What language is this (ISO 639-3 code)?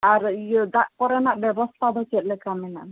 sat